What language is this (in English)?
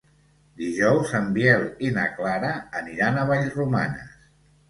Catalan